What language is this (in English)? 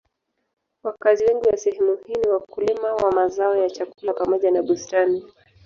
Swahili